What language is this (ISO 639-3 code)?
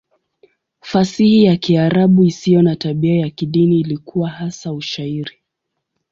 swa